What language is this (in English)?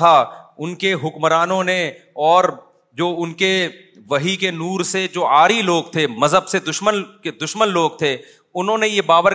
Urdu